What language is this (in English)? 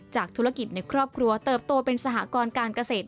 Thai